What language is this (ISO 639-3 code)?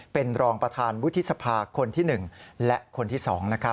tha